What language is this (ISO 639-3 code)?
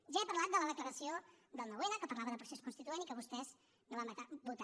cat